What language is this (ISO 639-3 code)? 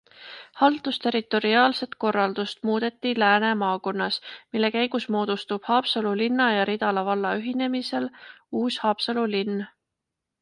est